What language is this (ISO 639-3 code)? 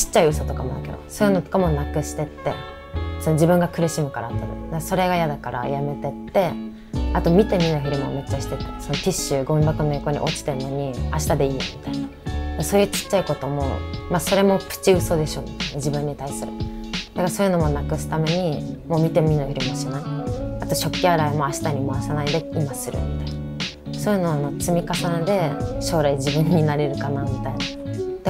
jpn